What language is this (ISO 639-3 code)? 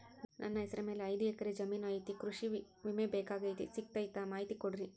kan